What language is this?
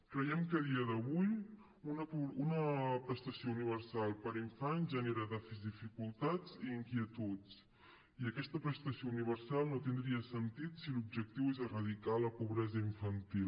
Catalan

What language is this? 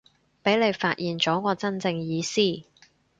Cantonese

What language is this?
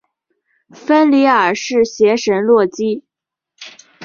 Chinese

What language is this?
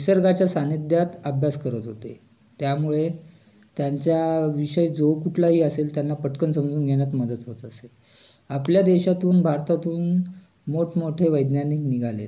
Marathi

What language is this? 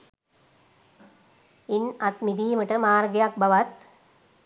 Sinhala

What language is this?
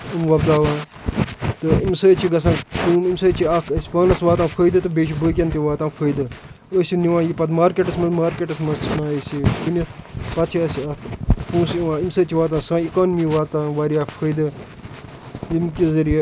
Kashmiri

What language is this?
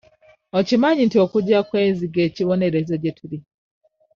Ganda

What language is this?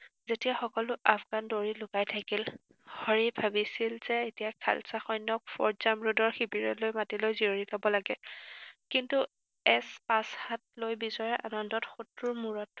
Assamese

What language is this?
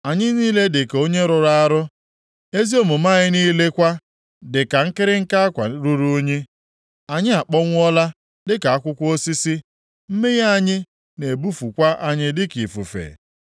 Igbo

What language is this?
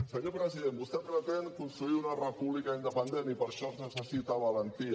Catalan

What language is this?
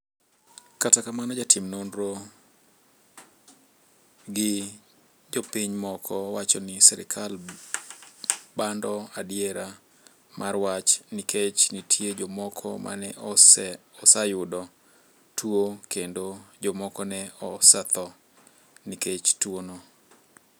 Luo (Kenya and Tanzania)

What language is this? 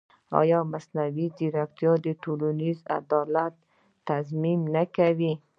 Pashto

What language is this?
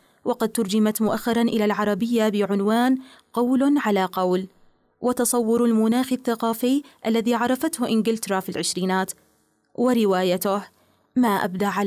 Arabic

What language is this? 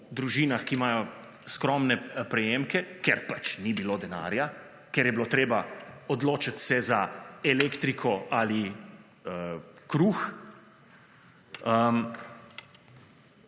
Slovenian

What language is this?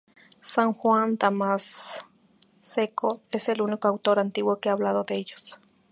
Spanish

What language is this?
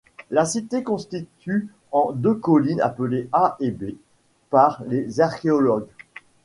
French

